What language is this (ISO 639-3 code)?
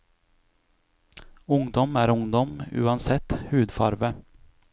nor